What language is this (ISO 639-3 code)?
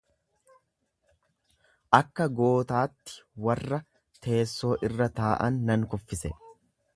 orm